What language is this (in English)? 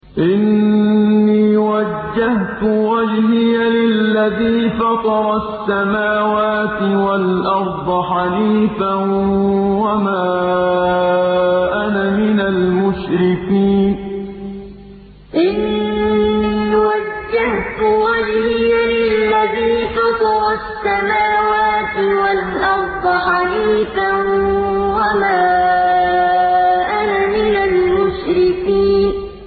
Arabic